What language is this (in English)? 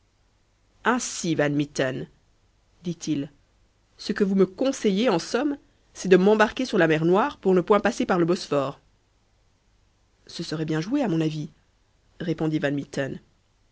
French